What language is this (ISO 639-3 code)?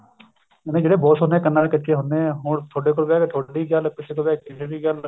pan